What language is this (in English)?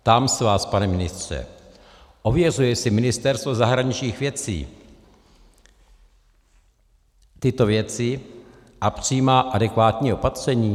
Czech